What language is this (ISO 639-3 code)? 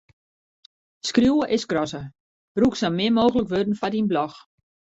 fry